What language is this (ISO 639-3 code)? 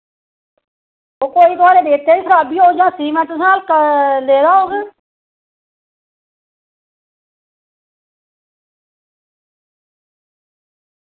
doi